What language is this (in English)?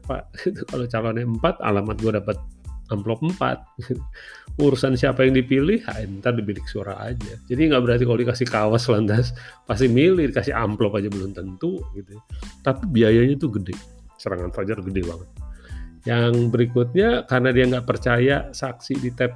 Indonesian